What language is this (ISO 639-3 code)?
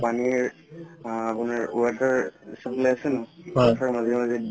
asm